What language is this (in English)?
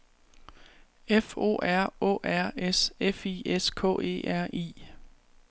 Danish